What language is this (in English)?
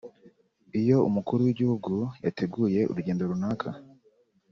Kinyarwanda